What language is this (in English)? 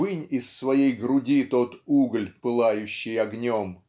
Russian